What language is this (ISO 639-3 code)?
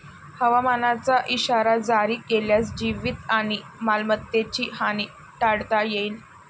mar